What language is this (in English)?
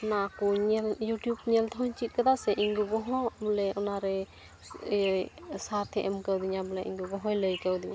Santali